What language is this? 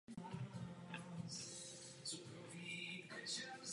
Czech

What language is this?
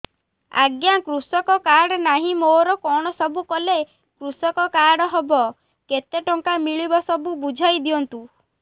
Odia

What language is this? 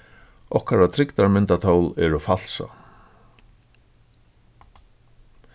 Faroese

